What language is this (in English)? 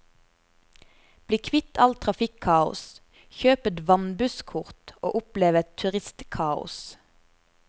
Norwegian